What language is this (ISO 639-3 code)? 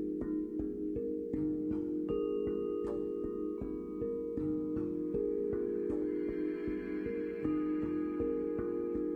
vie